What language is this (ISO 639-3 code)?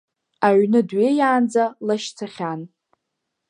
abk